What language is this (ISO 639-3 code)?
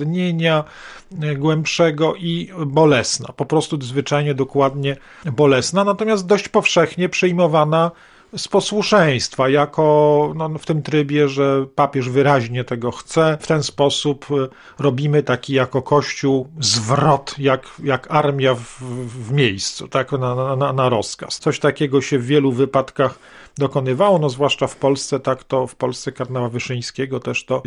pol